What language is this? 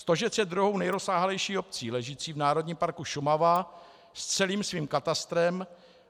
Czech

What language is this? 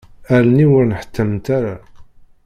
Kabyle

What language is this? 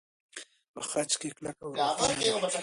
Pashto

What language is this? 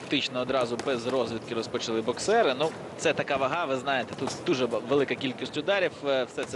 Ukrainian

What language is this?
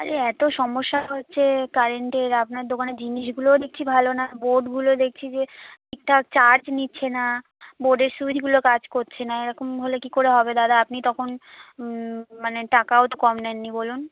Bangla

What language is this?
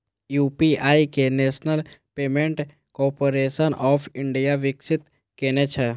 Maithili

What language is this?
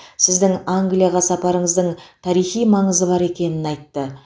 Kazakh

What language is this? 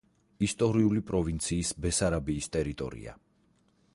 Georgian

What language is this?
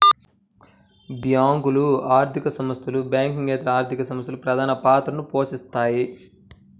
Telugu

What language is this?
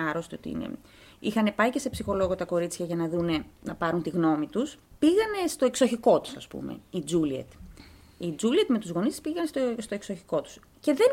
Greek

